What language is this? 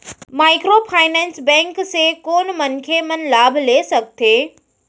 Chhattisgarhi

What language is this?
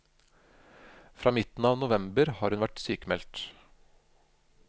Norwegian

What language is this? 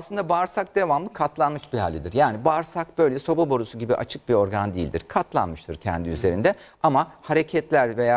Turkish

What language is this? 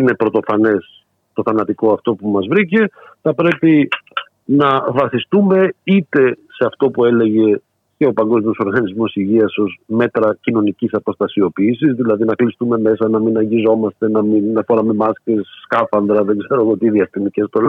Greek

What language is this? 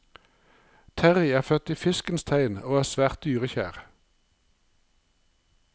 Norwegian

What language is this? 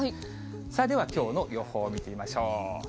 Japanese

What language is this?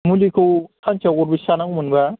Bodo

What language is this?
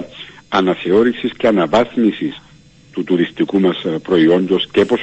Greek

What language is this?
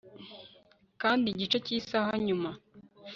Kinyarwanda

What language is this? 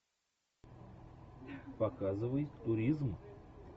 Russian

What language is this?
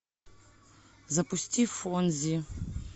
Russian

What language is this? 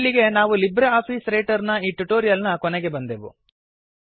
Kannada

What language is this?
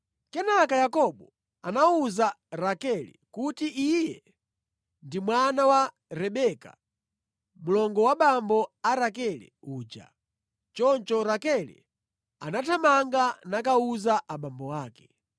Nyanja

